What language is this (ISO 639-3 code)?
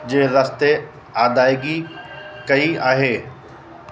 snd